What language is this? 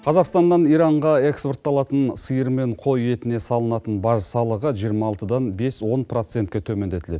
Kazakh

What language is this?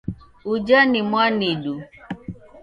Taita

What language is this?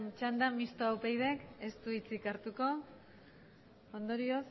Basque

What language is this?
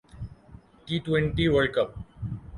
Urdu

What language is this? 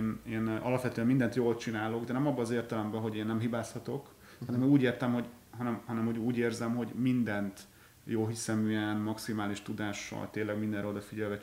Hungarian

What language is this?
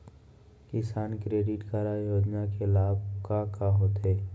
Chhattisgarhi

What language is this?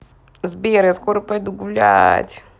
Russian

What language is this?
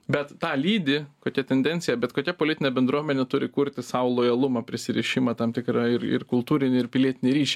Lithuanian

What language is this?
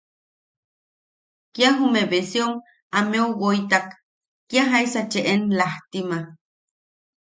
Yaqui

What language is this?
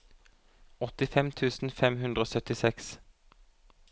Norwegian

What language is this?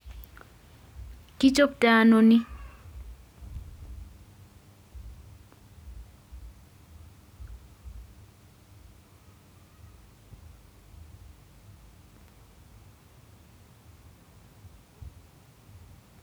Kalenjin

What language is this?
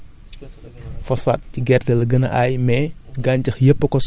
Wolof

